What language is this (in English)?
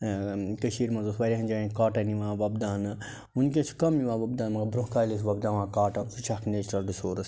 Kashmiri